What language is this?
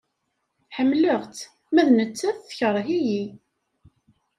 Kabyle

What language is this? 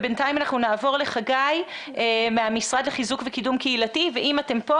Hebrew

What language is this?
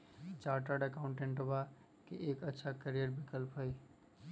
Magahi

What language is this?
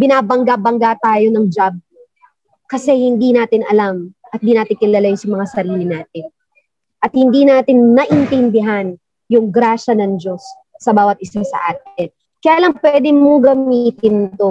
Filipino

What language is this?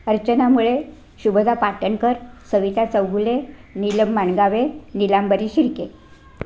Marathi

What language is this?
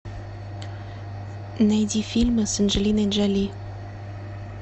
Russian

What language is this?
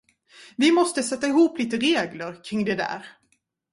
Swedish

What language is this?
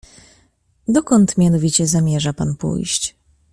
Polish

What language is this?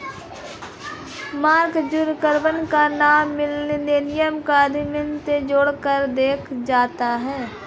Hindi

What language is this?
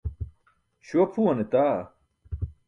Burushaski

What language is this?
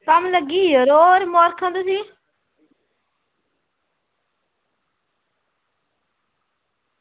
Dogri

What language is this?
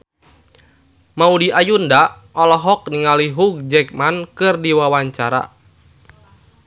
Sundanese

